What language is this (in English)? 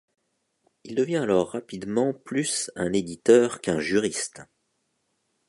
French